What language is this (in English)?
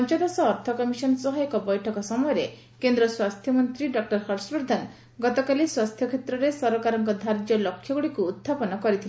Odia